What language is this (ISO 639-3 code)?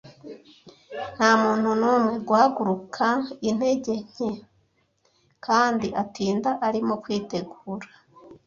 kin